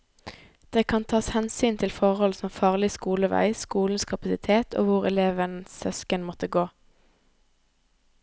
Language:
Norwegian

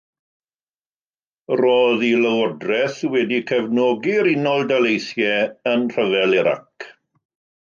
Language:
Welsh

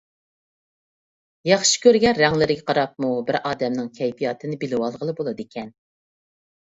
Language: Uyghur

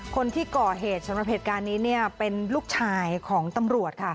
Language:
Thai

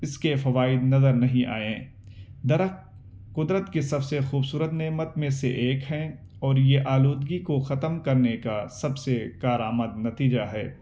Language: Urdu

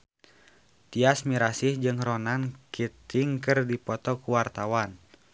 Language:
Sundanese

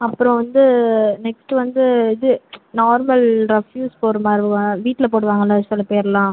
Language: Tamil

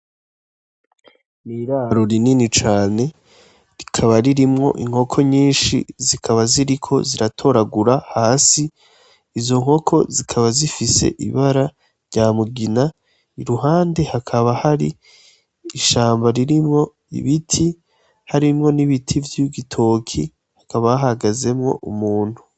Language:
Rundi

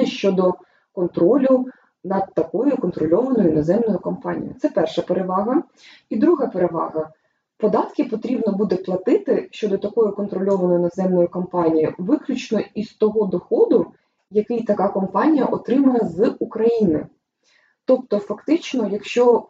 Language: Ukrainian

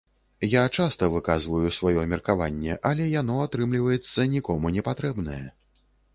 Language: Belarusian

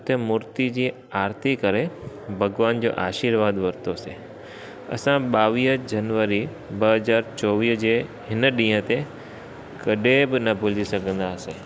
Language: Sindhi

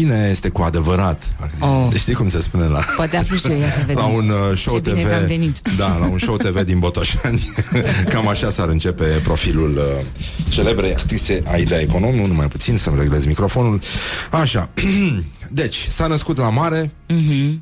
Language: Romanian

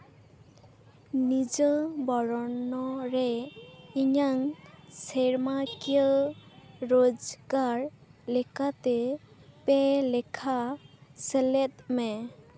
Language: Santali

